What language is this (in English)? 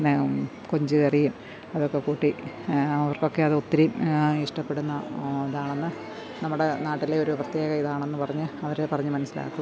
Malayalam